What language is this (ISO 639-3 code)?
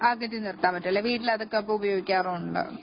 mal